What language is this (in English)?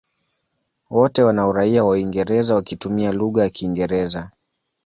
Swahili